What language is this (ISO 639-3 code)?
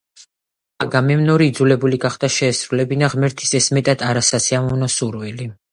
kat